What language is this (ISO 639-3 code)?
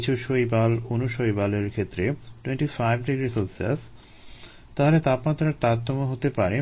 ben